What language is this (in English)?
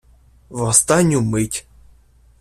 Ukrainian